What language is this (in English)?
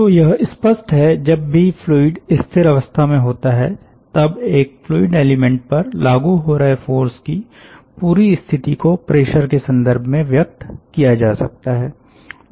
Hindi